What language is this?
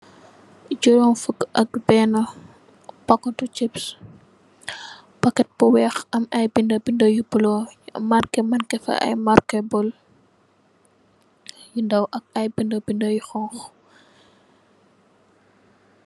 Wolof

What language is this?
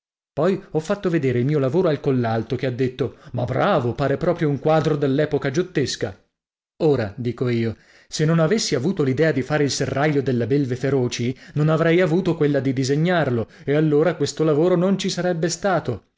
Italian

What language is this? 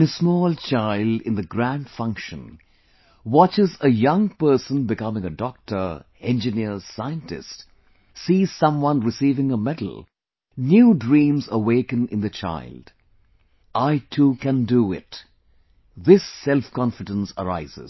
English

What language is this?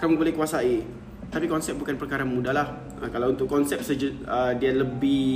Malay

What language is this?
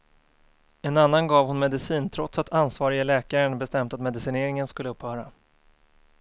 Swedish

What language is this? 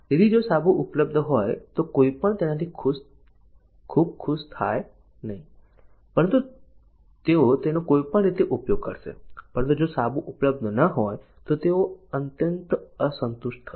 Gujarati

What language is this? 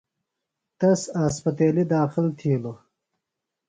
Phalura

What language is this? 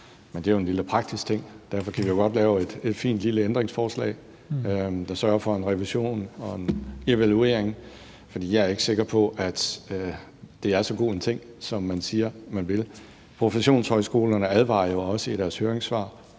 Danish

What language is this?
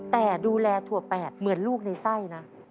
Thai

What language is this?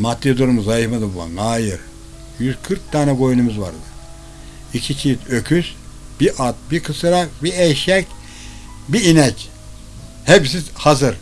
Turkish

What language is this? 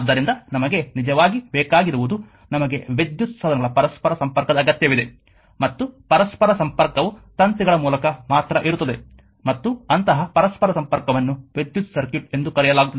Kannada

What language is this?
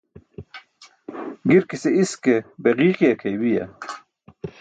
Burushaski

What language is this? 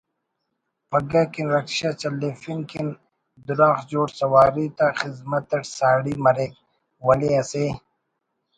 Brahui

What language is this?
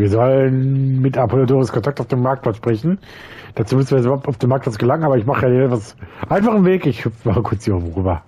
German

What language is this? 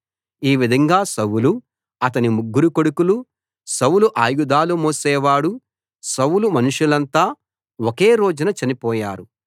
Telugu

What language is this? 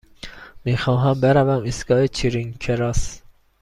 Persian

